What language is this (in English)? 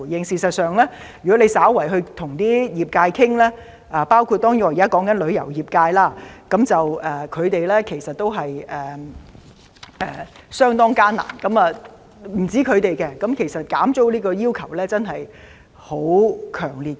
Cantonese